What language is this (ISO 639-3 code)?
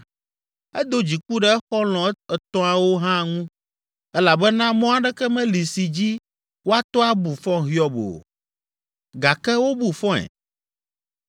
ewe